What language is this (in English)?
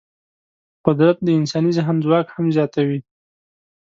Pashto